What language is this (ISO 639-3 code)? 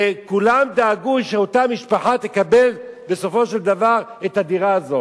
heb